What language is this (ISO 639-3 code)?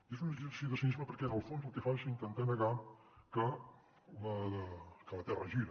cat